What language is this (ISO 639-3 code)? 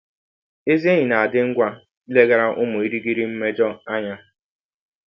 ibo